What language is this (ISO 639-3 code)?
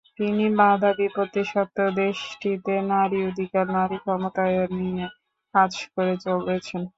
ben